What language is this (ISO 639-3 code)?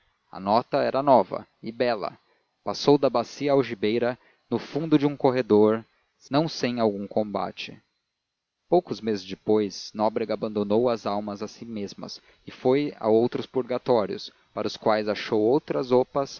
por